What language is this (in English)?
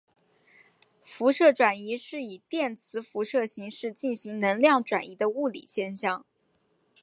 Chinese